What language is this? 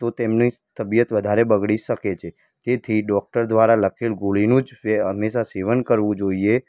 Gujarati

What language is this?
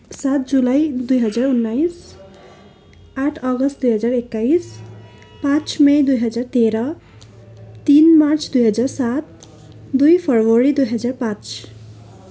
Nepali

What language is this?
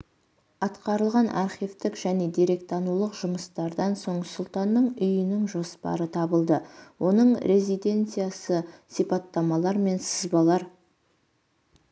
Kazakh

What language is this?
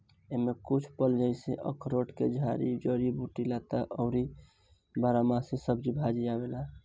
Bhojpuri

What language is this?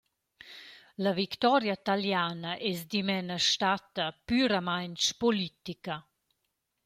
Romansh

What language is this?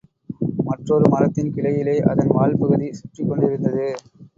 Tamil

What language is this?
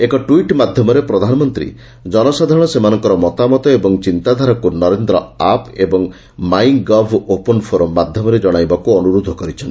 Odia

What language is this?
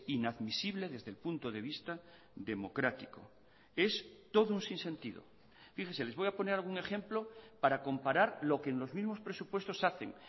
Spanish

